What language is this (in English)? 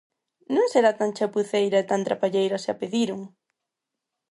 Galician